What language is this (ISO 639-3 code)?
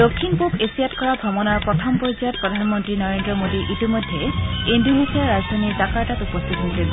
asm